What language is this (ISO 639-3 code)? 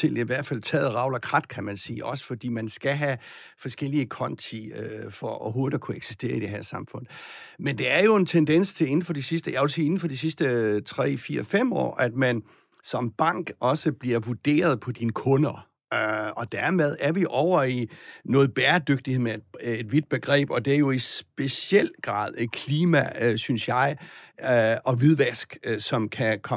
dan